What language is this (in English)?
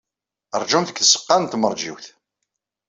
Kabyle